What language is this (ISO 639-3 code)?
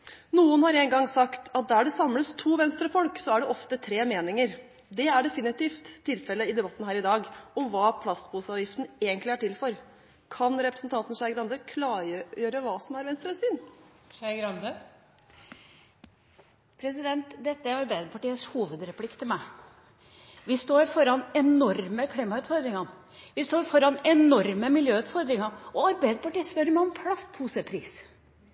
nob